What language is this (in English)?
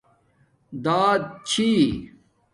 Domaaki